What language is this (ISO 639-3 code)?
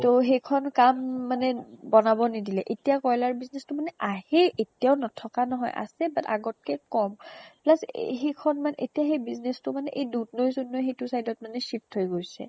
asm